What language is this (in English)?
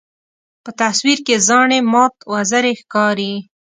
Pashto